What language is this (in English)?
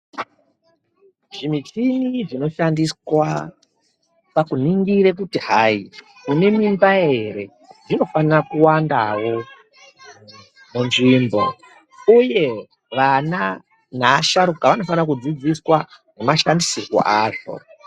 Ndau